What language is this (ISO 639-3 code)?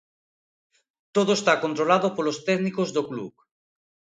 glg